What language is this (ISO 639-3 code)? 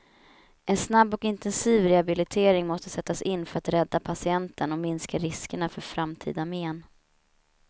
swe